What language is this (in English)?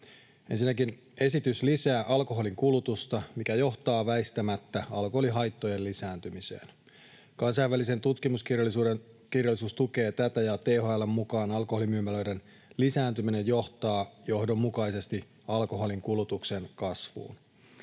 Finnish